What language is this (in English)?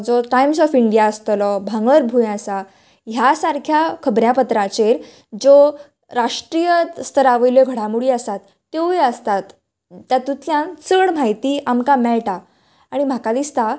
Konkani